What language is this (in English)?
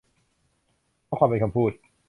Thai